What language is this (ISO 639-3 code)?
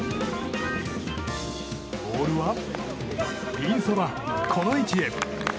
jpn